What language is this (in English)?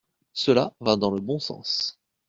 French